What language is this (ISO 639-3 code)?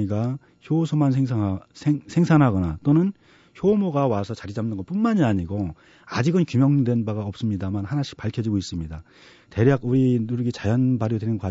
kor